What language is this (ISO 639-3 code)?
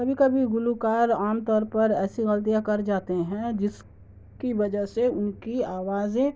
urd